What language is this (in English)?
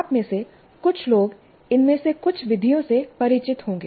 Hindi